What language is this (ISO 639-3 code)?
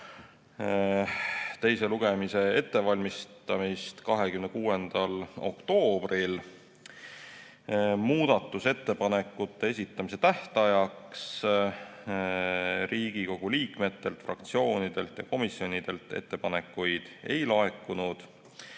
est